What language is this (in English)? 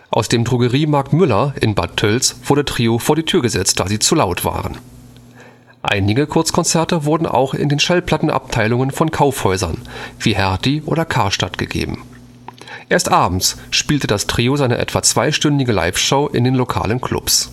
German